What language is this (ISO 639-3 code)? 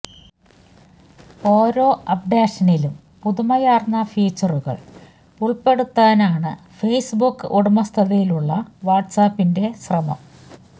mal